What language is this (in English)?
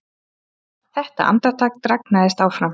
Icelandic